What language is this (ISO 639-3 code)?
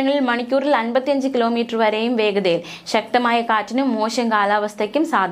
mal